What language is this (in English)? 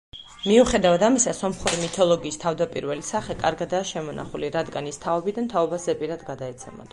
Georgian